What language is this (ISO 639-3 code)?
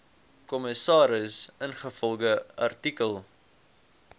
afr